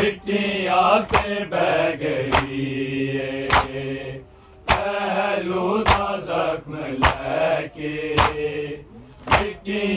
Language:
Urdu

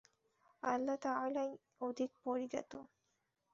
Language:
Bangla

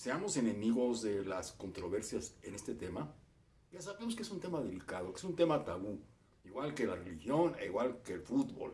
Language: Spanish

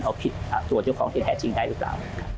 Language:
Thai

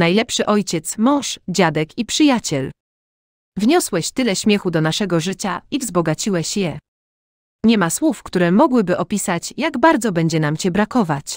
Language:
Polish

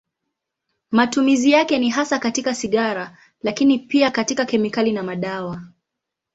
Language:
Swahili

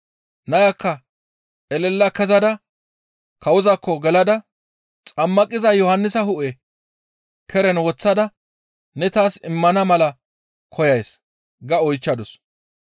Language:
Gamo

